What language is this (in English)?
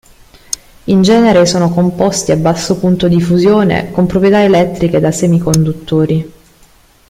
Italian